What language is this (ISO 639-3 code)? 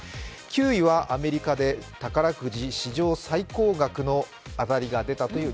jpn